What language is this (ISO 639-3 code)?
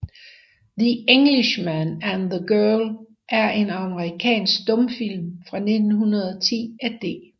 dan